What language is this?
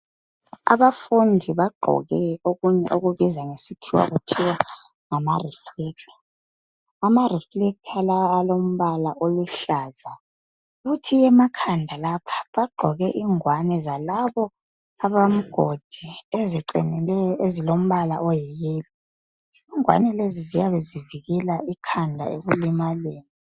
North Ndebele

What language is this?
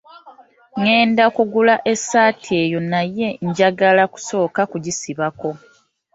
Ganda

